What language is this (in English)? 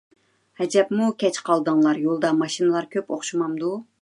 Uyghur